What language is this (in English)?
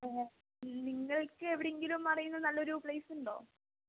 Malayalam